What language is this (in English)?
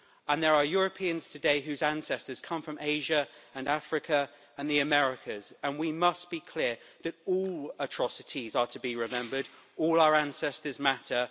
English